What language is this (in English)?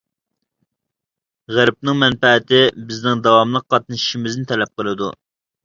Uyghur